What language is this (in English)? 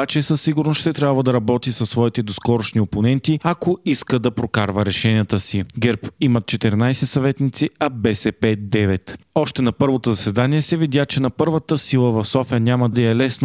Bulgarian